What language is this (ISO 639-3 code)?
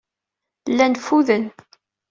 kab